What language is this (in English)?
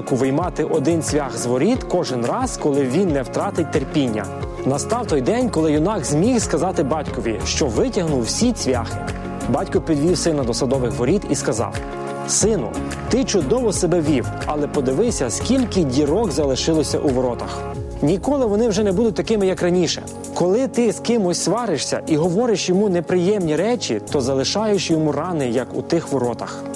Ukrainian